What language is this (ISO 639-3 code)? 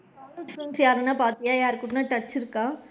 tam